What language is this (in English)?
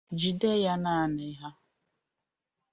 Igbo